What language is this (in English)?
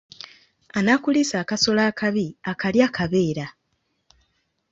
Ganda